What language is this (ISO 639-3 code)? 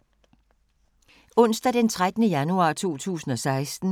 dan